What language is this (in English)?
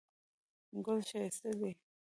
Pashto